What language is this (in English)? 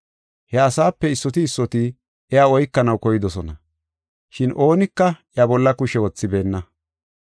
Gofa